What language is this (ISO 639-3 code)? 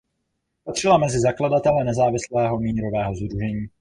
ces